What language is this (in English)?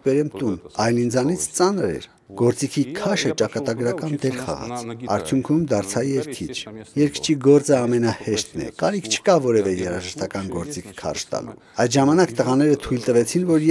Romanian